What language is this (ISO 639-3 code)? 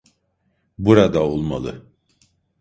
tur